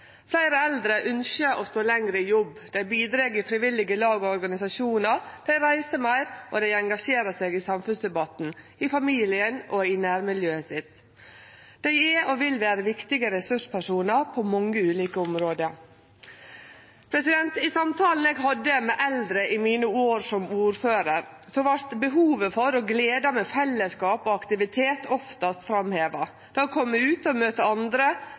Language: Norwegian Nynorsk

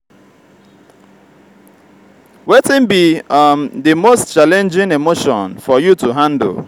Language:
Nigerian Pidgin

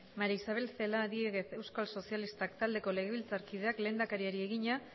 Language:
Basque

